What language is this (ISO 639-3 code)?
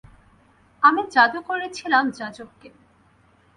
ben